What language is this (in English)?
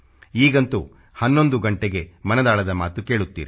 Kannada